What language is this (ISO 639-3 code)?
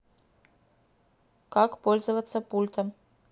rus